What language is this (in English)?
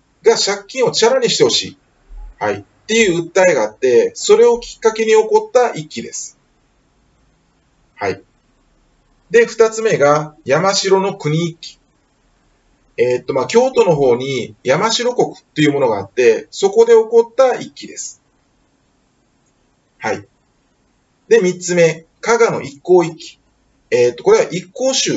Japanese